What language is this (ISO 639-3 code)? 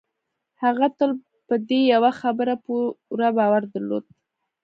pus